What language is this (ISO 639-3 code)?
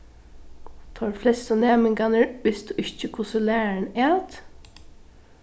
fao